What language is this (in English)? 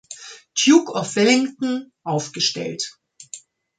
German